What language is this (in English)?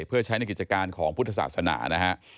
Thai